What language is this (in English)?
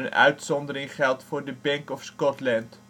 Dutch